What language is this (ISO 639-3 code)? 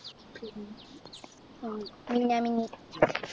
mal